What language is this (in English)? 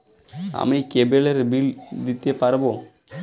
Bangla